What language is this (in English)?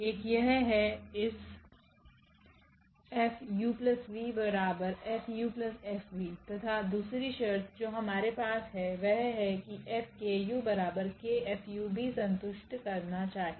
Hindi